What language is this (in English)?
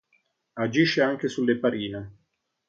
Italian